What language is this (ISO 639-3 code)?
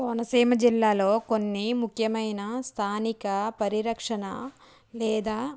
tel